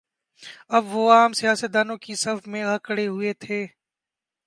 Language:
Urdu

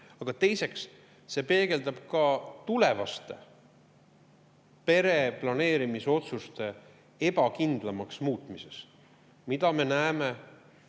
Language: Estonian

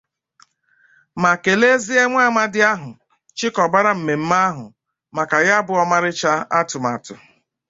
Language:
Igbo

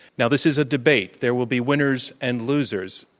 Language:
English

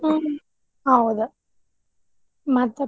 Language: Kannada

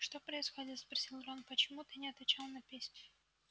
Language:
Russian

